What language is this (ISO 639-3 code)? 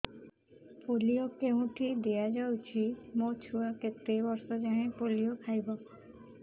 ori